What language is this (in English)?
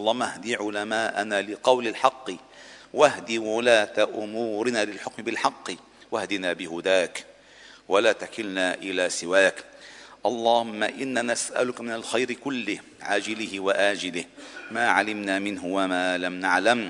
Arabic